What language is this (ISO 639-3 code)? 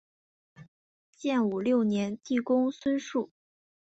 zho